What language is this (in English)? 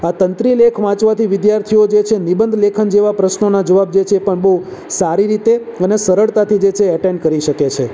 Gujarati